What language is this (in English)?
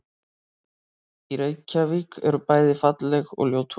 Icelandic